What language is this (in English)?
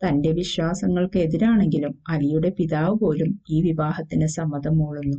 Malayalam